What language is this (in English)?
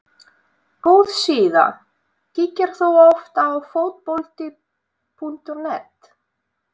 Icelandic